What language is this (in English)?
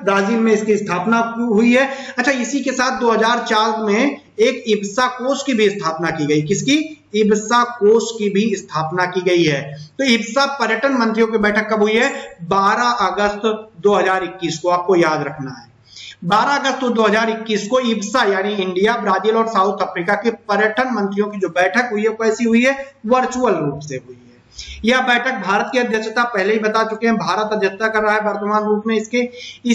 Hindi